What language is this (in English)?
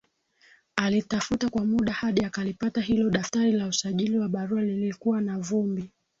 Swahili